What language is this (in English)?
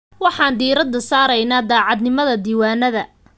Somali